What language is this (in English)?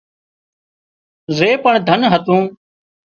Wadiyara Koli